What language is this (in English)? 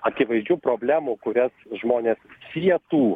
Lithuanian